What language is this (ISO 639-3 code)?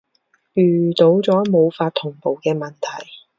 yue